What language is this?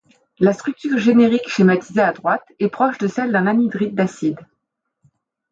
French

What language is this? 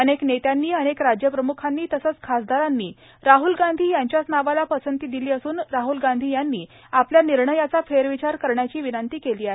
Marathi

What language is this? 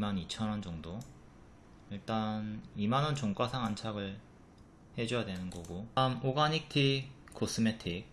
Korean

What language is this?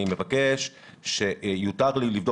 Hebrew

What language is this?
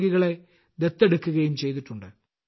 Malayalam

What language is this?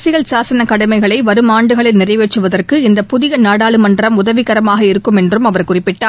Tamil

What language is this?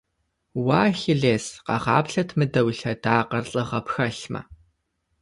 Kabardian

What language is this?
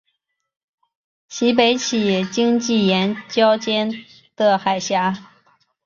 Chinese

